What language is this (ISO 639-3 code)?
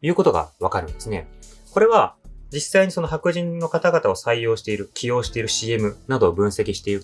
jpn